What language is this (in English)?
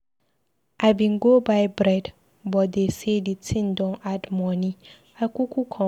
Nigerian Pidgin